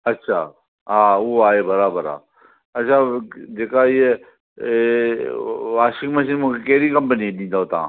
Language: Sindhi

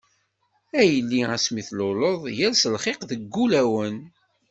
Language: Kabyle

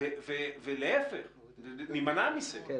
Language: Hebrew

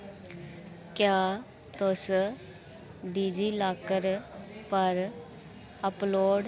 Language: Dogri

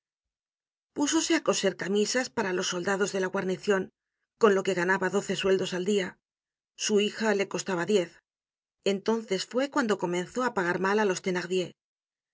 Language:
Spanish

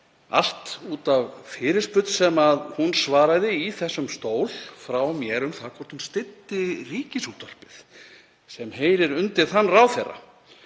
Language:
Icelandic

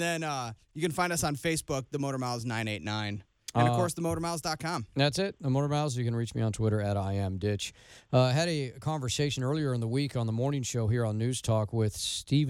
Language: English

